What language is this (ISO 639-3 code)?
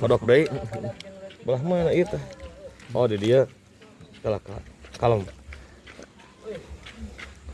ind